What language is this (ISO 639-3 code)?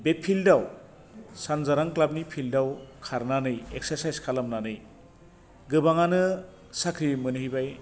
brx